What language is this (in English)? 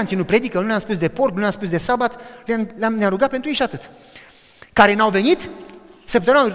Romanian